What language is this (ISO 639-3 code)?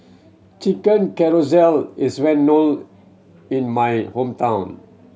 eng